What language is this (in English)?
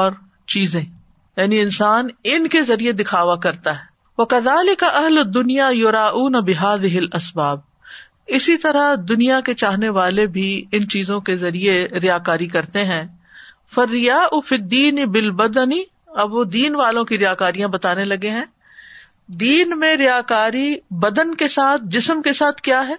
Urdu